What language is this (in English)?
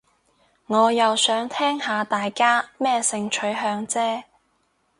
Cantonese